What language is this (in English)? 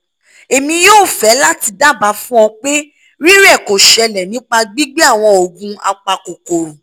Yoruba